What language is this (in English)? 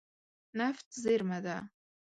Pashto